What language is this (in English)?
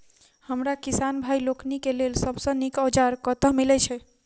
Maithili